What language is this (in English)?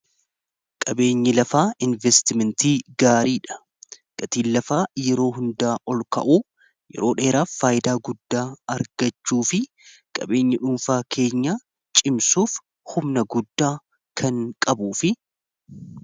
Oromo